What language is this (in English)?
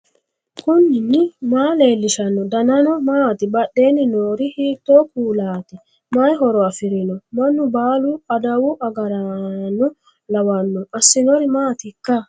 Sidamo